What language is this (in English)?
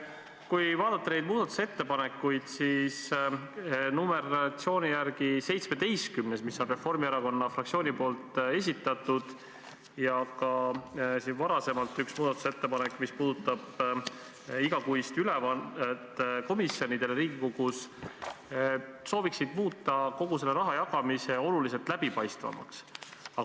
Estonian